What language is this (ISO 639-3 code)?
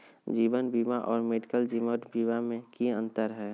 mag